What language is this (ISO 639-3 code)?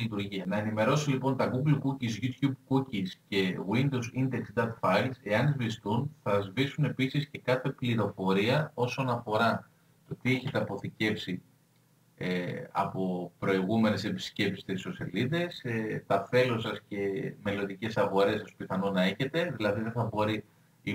ell